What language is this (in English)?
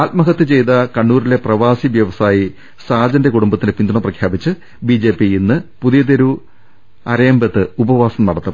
Malayalam